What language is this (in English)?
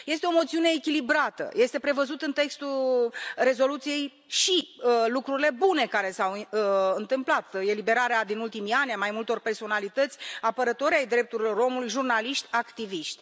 Romanian